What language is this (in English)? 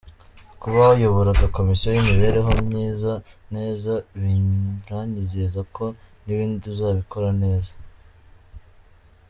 Kinyarwanda